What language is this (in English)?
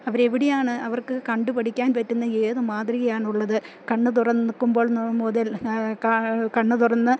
Malayalam